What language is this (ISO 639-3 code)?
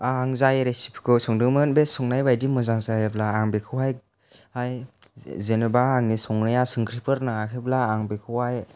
brx